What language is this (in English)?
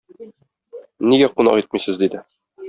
Tatar